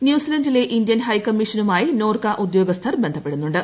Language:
Malayalam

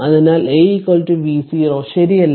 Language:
Malayalam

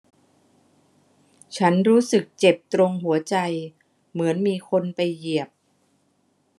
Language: Thai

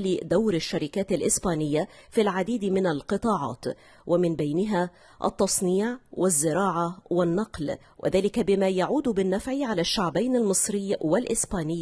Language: Arabic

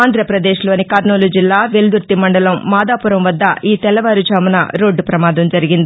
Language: Telugu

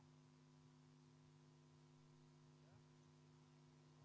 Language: Estonian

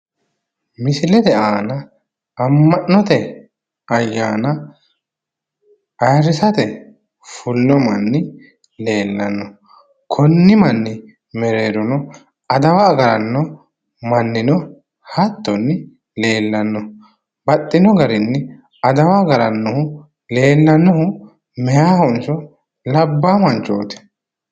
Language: Sidamo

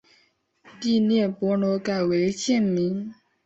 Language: Chinese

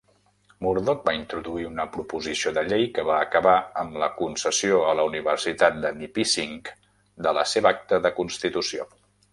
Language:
Catalan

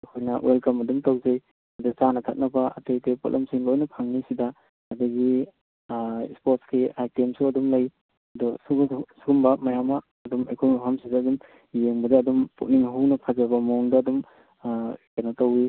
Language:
Manipuri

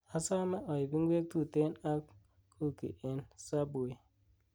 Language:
Kalenjin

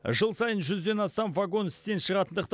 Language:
Kazakh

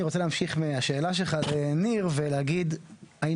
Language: Hebrew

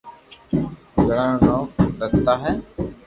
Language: Loarki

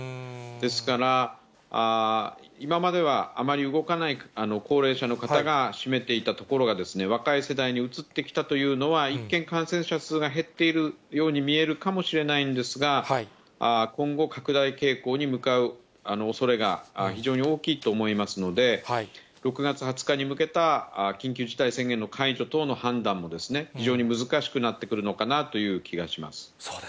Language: Japanese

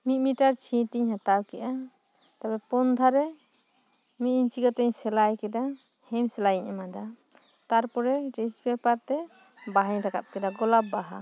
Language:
Santali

